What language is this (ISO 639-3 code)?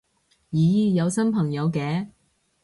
yue